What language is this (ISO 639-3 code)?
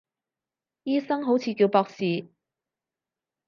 yue